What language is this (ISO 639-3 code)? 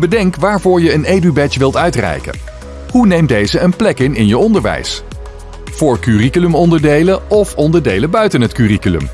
nld